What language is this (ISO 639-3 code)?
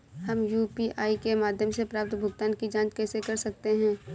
hin